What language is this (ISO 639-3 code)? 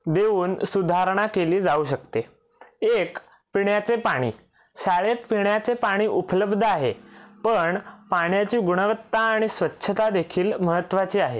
mar